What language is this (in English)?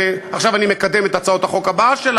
Hebrew